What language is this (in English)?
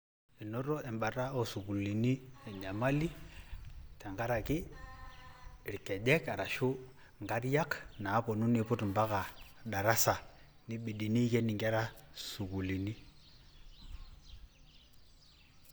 Masai